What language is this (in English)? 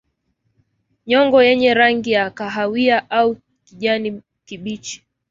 Swahili